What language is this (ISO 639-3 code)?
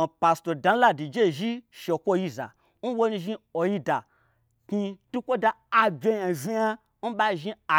gbr